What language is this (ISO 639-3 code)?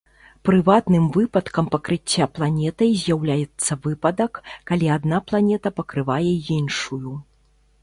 bel